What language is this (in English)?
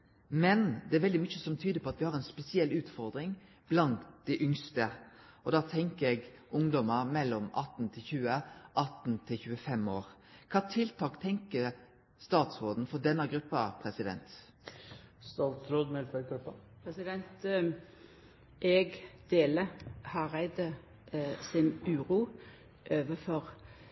Norwegian Nynorsk